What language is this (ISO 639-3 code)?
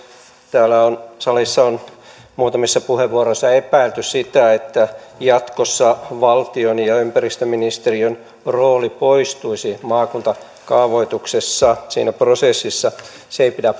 fin